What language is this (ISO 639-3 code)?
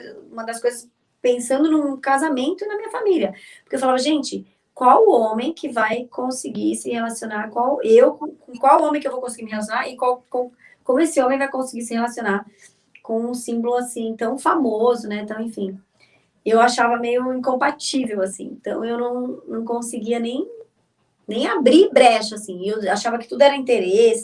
por